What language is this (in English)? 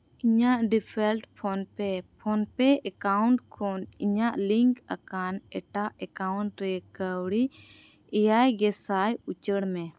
Santali